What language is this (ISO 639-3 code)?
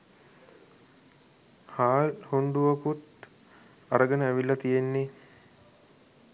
sin